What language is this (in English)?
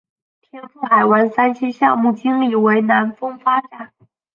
Chinese